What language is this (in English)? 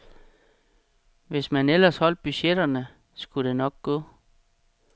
Danish